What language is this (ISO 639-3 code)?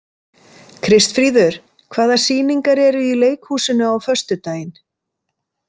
isl